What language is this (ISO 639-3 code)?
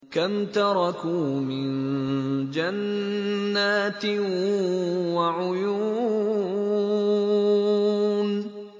ara